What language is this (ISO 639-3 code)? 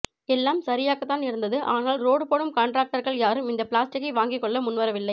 tam